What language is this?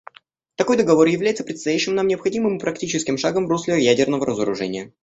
Russian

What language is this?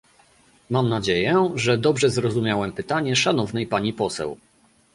Polish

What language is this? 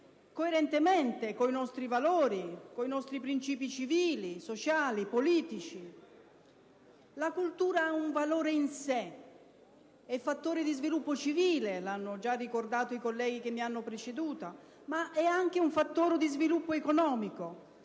Italian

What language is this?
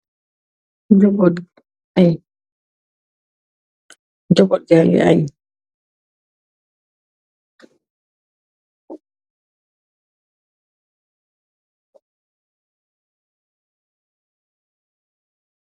Wolof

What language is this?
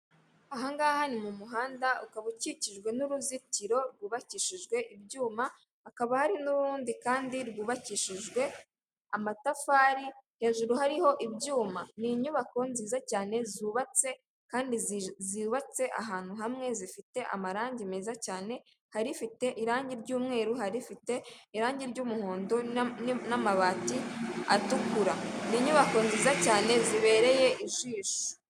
Kinyarwanda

